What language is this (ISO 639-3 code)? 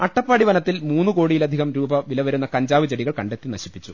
mal